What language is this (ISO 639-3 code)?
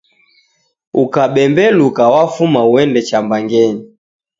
dav